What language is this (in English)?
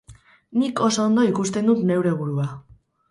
Basque